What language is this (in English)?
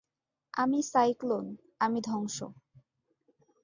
Bangla